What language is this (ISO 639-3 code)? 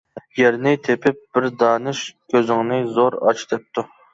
uig